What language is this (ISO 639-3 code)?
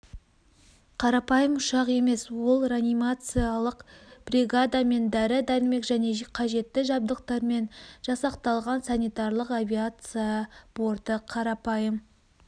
kaz